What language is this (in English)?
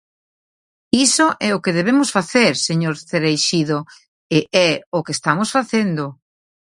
Galician